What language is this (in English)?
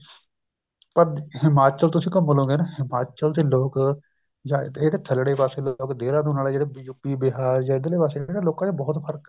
Punjabi